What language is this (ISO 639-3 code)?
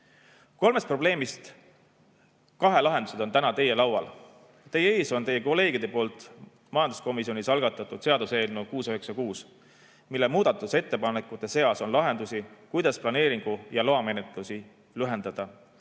est